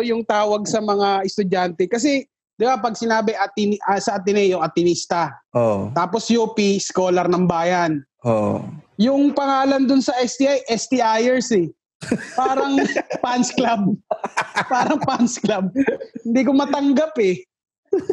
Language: Filipino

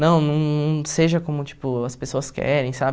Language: Portuguese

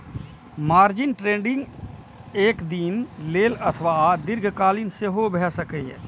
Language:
Maithili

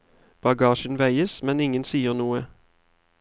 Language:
Norwegian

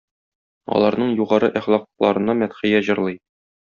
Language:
Tatar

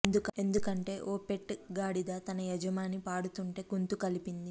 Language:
Telugu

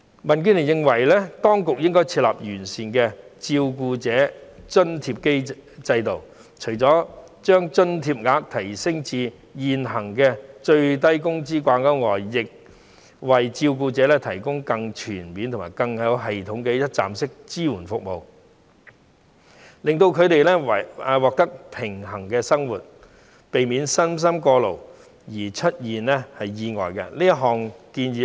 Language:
Cantonese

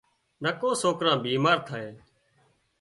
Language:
Wadiyara Koli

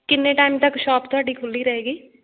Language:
Punjabi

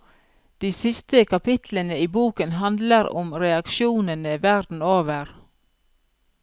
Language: Norwegian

